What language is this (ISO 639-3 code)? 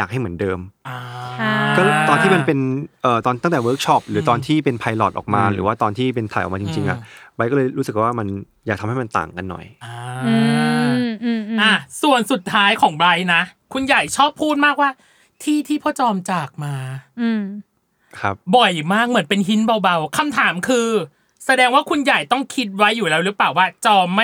tha